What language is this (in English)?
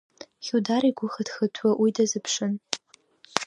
Abkhazian